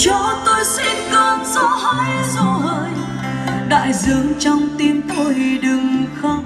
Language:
Vietnamese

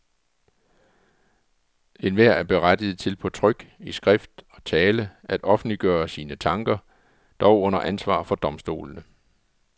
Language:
Danish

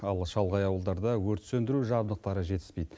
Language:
Kazakh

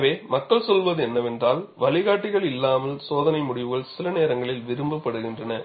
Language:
Tamil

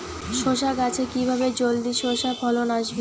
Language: Bangla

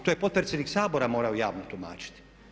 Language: Croatian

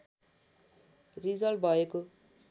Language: Nepali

